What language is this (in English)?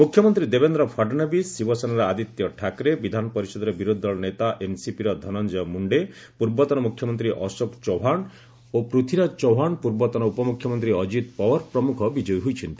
Odia